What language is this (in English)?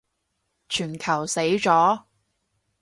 Cantonese